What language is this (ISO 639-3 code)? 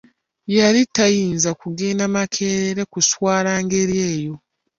lug